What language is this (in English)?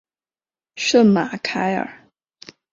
Chinese